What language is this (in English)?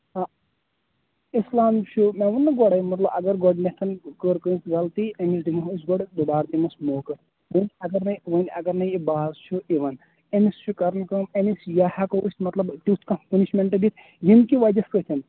Kashmiri